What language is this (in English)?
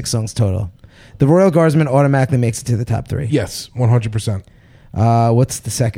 English